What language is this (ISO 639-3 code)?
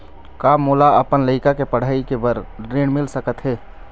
hne